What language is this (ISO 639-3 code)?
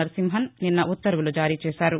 tel